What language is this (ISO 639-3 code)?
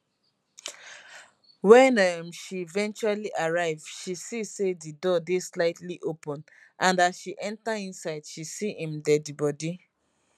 pcm